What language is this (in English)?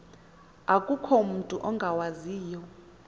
Xhosa